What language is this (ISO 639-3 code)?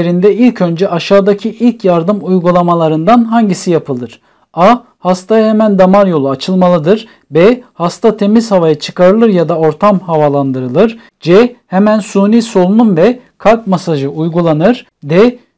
tur